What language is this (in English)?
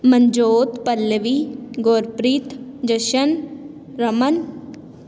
Punjabi